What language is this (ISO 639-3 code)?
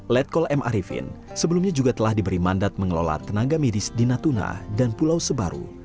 ind